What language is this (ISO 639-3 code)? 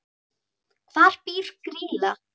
isl